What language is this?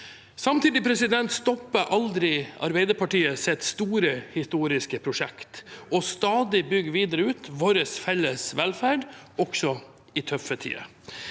Norwegian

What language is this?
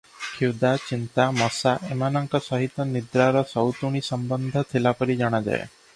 Odia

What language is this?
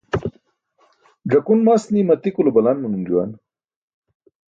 Burushaski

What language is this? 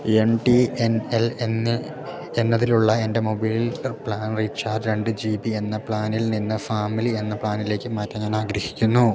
Malayalam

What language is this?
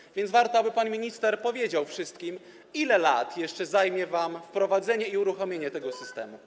Polish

